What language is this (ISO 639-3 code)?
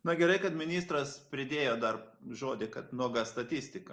lit